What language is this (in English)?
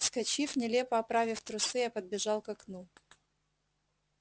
Russian